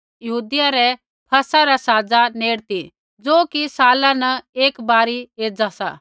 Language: Kullu Pahari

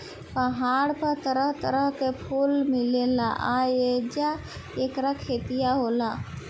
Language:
Bhojpuri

